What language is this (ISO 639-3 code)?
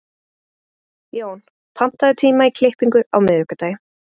isl